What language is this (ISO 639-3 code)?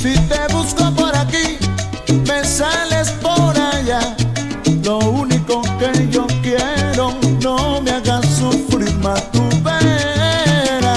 spa